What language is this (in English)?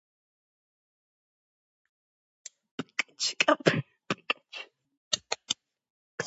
Georgian